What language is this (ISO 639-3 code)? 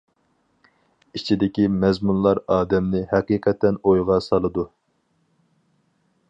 uig